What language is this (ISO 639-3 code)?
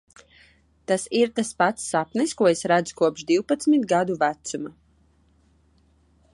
lav